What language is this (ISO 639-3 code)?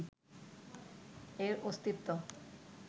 ben